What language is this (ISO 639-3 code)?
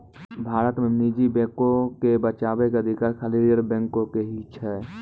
mai